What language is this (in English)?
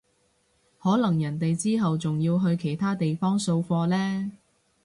Cantonese